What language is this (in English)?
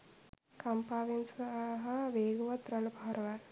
Sinhala